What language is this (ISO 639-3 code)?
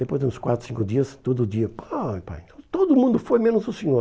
por